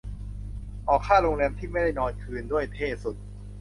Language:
Thai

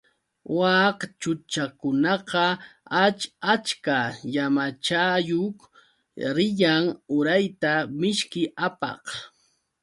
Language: Yauyos Quechua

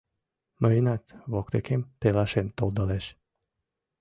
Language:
Mari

